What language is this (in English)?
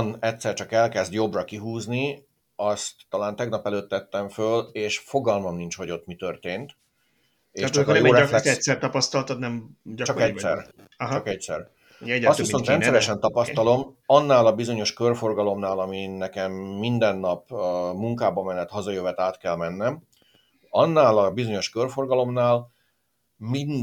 Hungarian